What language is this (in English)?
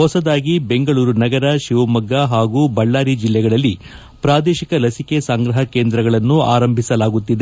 Kannada